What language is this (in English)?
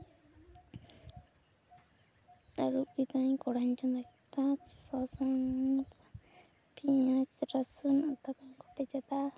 Santali